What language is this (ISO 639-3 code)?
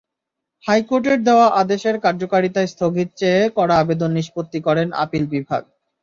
ben